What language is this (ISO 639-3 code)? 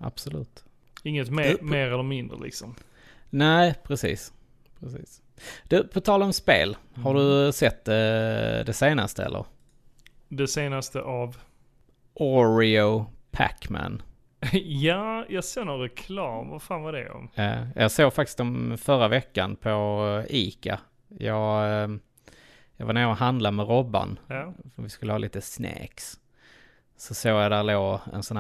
swe